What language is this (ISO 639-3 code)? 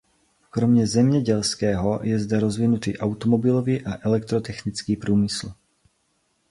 ces